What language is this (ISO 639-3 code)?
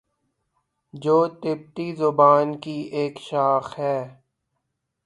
urd